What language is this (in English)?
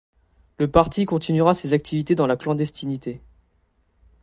French